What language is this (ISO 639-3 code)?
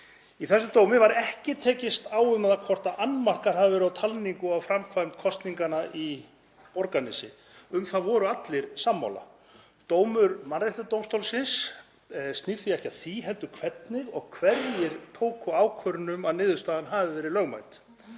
isl